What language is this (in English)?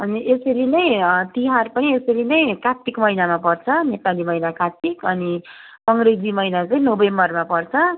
Nepali